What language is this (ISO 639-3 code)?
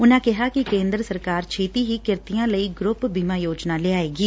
pan